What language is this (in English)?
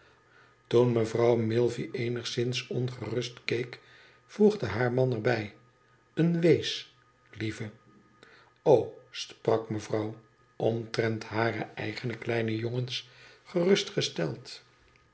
Dutch